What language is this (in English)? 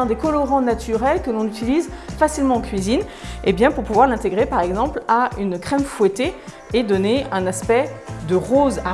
French